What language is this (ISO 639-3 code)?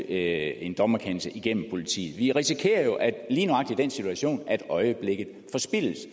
dan